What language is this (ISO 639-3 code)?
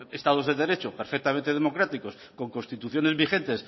spa